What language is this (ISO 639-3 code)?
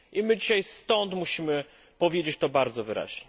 pol